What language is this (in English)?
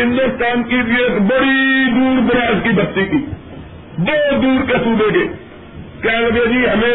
Urdu